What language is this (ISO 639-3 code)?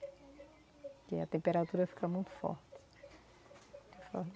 por